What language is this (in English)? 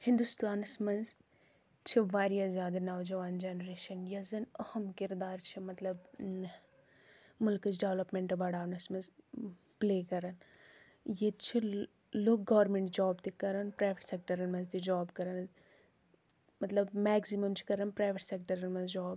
Kashmiri